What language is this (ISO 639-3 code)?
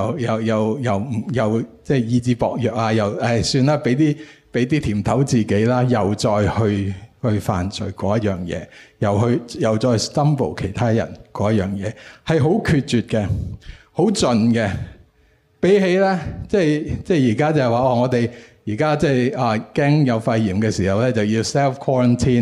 zho